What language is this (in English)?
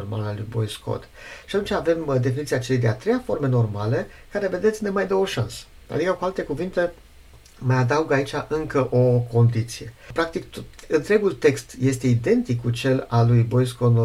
Romanian